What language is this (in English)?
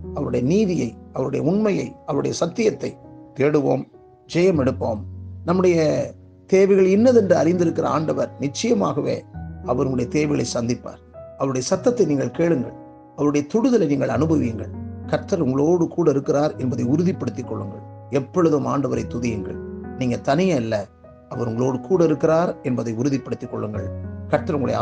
Tamil